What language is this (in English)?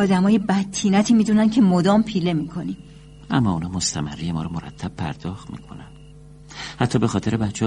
Persian